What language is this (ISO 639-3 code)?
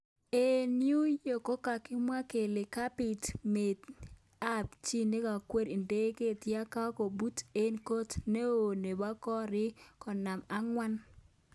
kln